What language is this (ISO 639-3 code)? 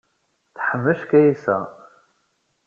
kab